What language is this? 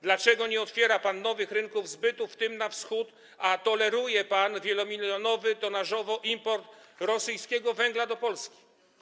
Polish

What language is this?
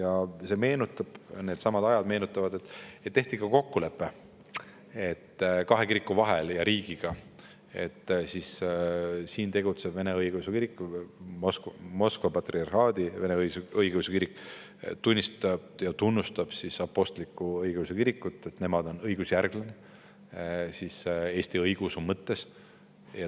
Estonian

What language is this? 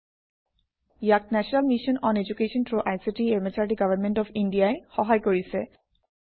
Assamese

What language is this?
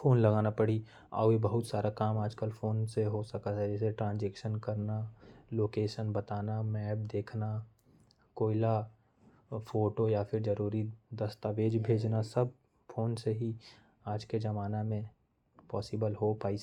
Korwa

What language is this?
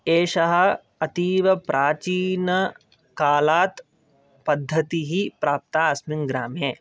Sanskrit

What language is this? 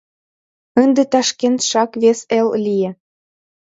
Mari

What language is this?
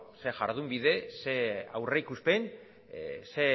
Basque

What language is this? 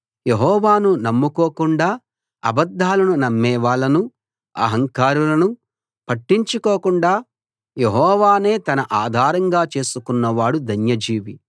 Telugu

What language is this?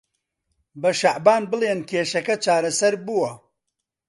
Central Kurdish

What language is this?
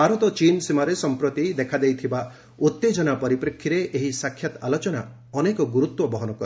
Odia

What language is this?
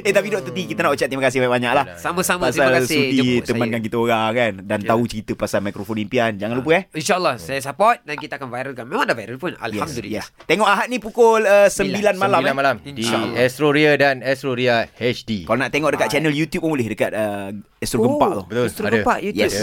Malay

